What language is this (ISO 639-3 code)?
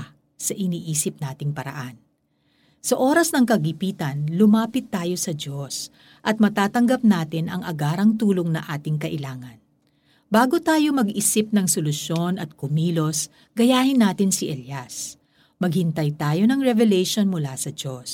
fil